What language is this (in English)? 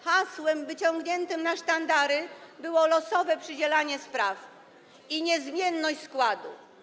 Polish